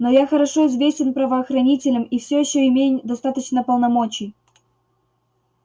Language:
Russian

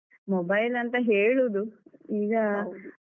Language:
Kannada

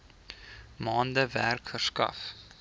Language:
Afrikaans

